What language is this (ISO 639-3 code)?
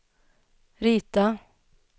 swe